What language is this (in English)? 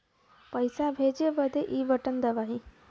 Bhojpuri